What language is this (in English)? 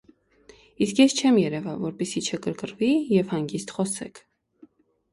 Armenian